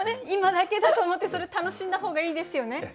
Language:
Japanese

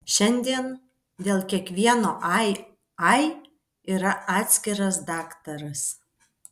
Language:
Lithuanian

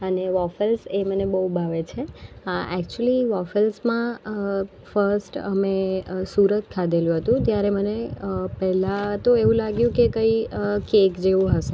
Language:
Gujarati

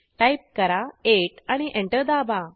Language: Marathi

